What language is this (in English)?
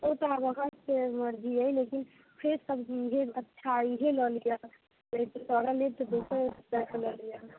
Maithili